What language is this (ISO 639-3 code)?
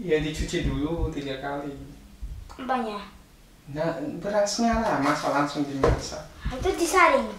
ind